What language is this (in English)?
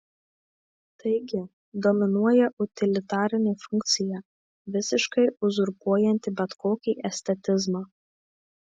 Lithuanian